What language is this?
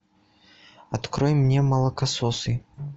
Russian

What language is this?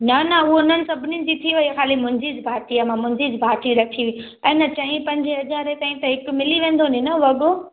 Sindhi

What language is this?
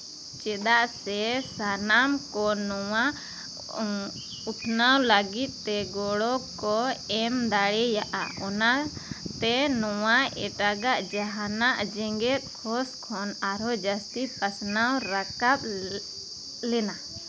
Santali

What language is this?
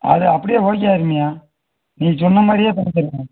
Tamil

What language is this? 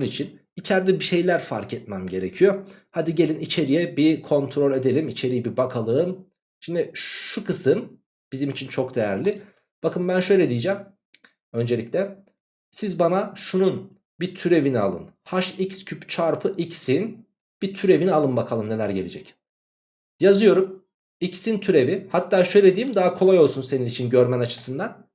Turkish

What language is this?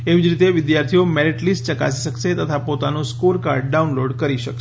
Gujarati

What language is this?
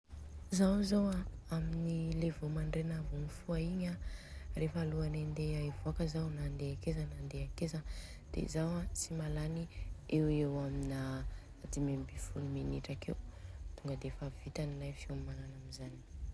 Southern Betsimisaraka Malagasy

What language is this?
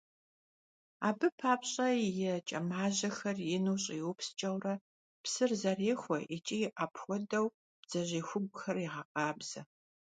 Kabardian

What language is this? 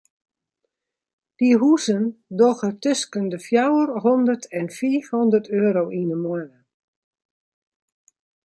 Western Frisian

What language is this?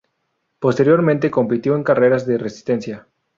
Spanish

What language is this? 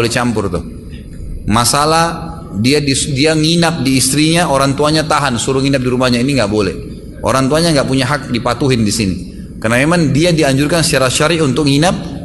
Indonesian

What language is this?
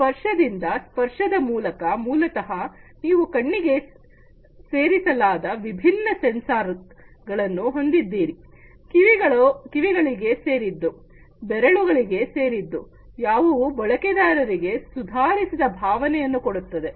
Kannada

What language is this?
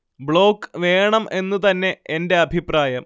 Malayalam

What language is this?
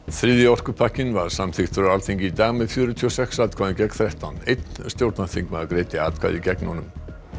Icelandic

